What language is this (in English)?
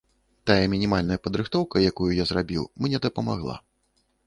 Belarusian